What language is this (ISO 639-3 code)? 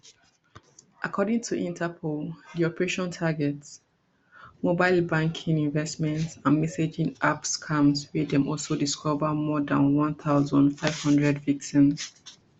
pcm